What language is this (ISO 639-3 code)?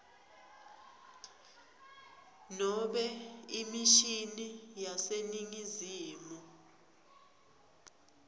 ssw